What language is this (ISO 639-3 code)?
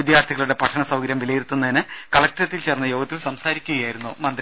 mal